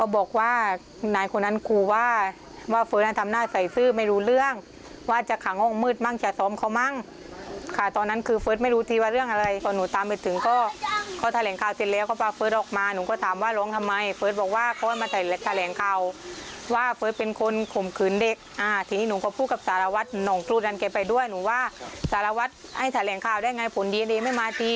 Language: Thai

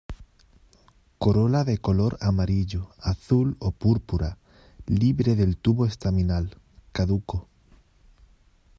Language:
Spanish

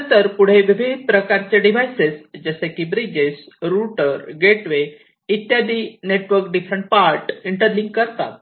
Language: Marathi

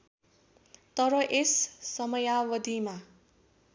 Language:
Nepali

